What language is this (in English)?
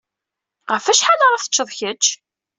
Kabyle